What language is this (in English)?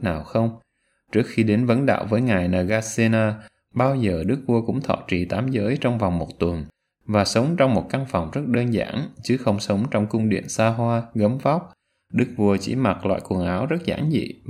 Vietnamese